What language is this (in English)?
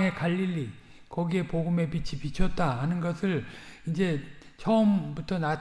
Korean